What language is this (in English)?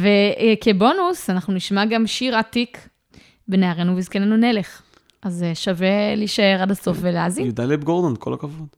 Hebrew